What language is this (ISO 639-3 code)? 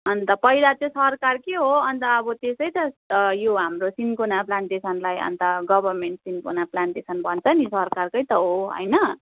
nep